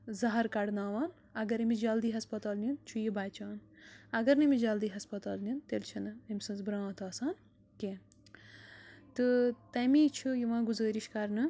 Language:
Kashmiri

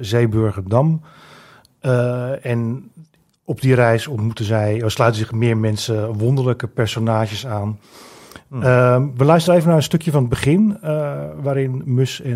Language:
Dutch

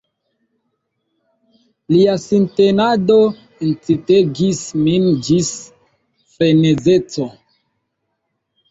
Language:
Esperanto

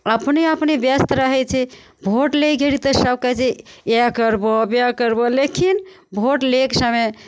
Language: Maithili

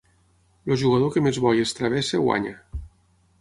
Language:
Catalan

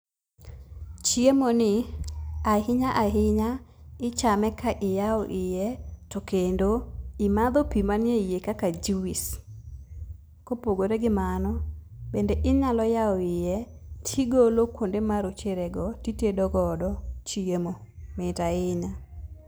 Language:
Luo (Kenya and Tanzania)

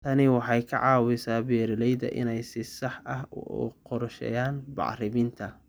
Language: Somali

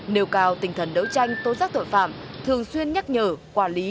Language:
Vietnamese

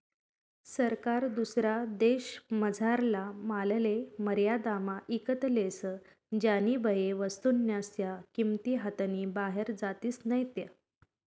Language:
Marathi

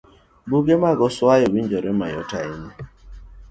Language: Luo (Kenya and Tanzania)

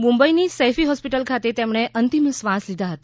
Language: Gujarati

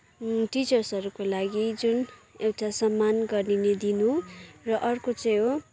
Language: Nepali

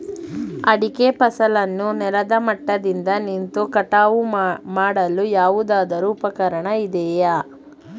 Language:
Kannada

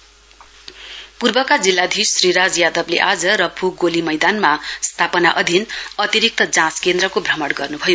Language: Nepali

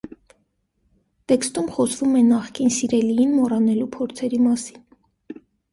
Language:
Armenian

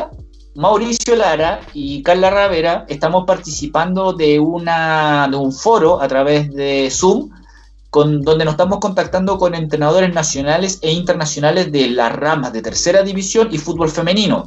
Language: Spanish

